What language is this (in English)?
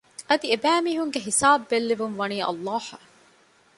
Divehi